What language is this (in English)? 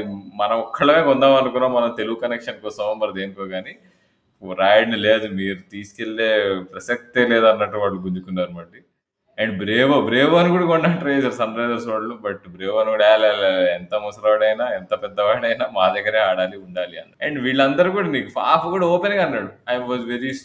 Telugu